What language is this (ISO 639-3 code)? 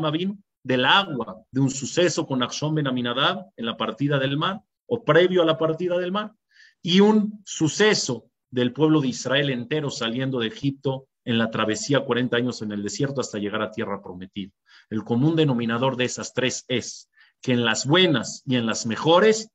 spa